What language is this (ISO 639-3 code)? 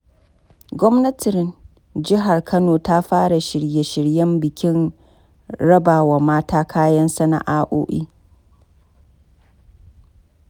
hau